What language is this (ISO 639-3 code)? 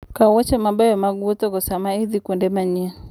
luo